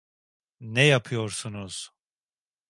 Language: Turkish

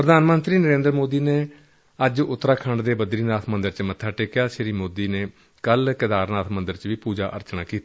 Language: Punjabi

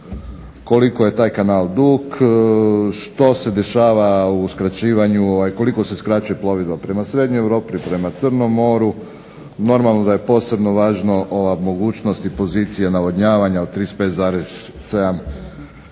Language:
Croatian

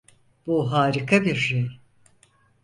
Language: Turkish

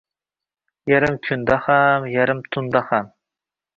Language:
Uzbek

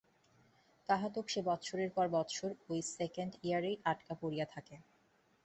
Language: Bangla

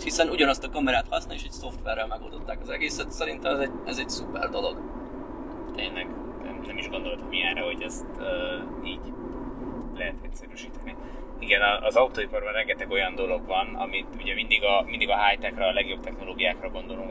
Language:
Hungarian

